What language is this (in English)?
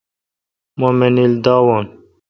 Kalkoti